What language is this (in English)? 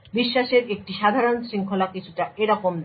Bangla